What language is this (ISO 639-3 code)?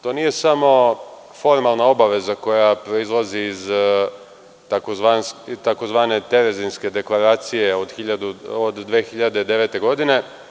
srp